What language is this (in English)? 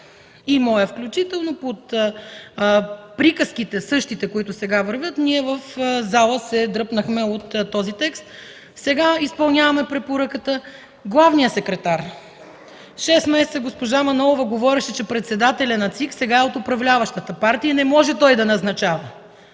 Bulgarian